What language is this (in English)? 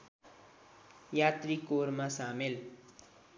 Nepali